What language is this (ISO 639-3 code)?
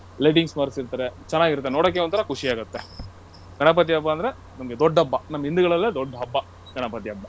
kan